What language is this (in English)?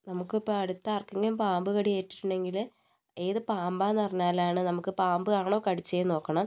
Malayalam